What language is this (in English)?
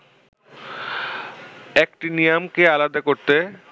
Bangla